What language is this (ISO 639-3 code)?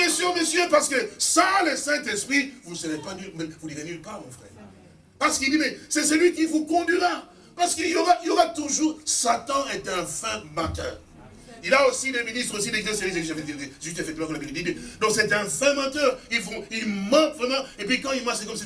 fra